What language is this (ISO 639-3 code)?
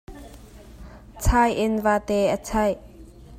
cnh